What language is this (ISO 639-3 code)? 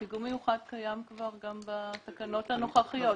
heb